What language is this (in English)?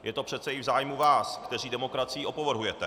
Czech